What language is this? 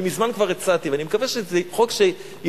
Hebrew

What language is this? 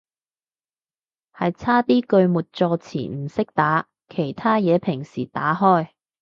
Cantonese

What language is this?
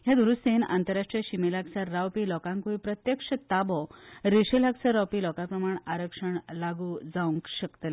Konkani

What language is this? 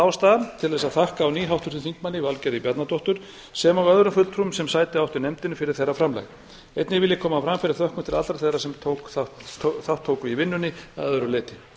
Icelandic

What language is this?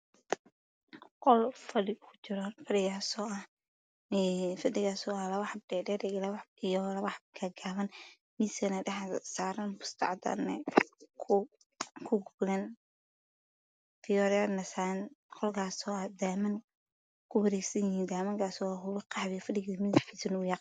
Somali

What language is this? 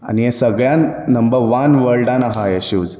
Konkani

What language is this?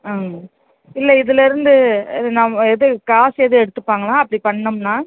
Tamil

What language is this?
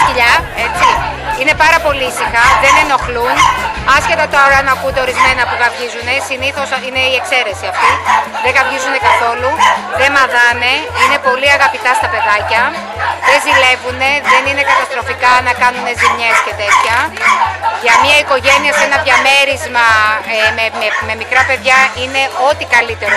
Greek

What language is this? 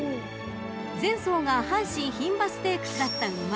Japanese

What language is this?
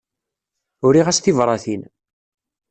Kabyle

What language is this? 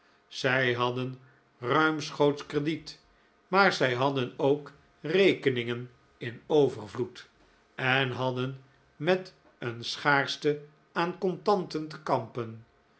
Dutch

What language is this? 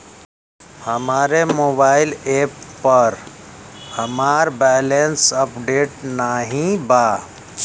Bhojpuri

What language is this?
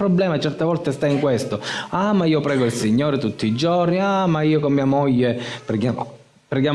Italian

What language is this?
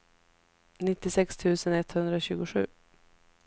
Swedish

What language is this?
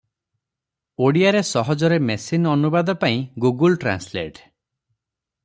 Odia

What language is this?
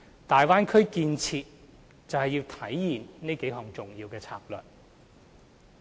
Cantonese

